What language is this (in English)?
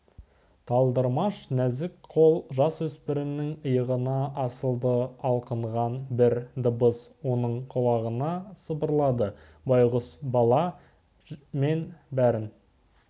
Kazakh